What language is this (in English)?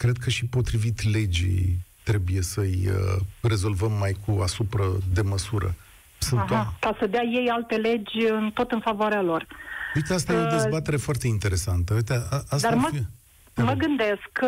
Romanian